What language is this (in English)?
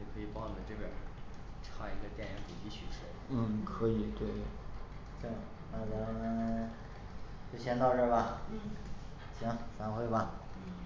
Chinese